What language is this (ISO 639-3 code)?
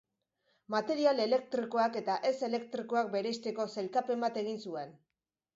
eus